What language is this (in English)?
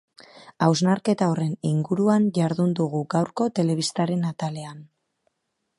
Basque